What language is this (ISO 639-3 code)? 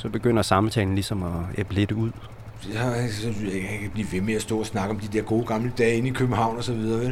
dan